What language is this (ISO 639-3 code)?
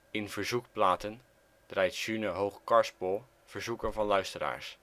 nld